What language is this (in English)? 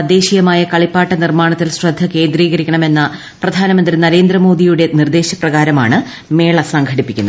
Malayalam